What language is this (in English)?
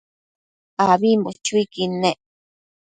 Matsés